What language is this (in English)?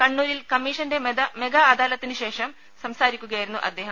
Malayalam